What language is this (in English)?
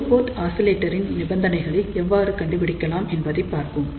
Tamil